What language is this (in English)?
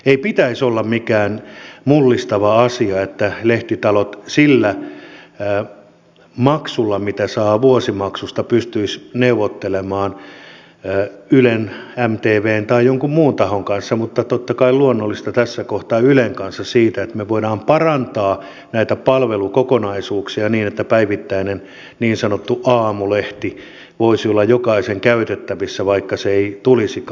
Finnish